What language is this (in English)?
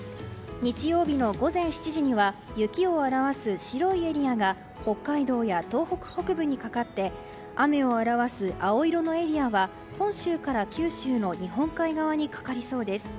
Japanese